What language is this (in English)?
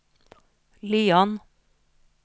Norwegian